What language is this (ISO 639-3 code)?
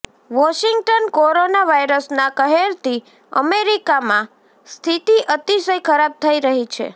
guj